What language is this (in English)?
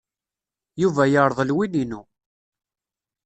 Kabyle